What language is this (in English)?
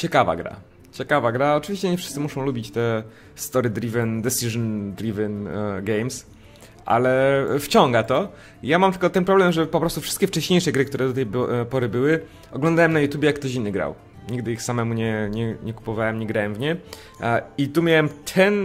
Polish